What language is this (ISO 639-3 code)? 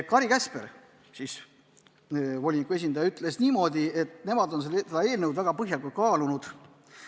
est